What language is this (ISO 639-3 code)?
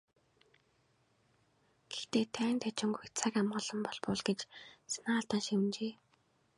mon